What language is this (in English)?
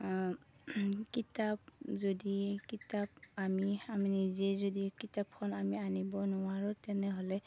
Assamese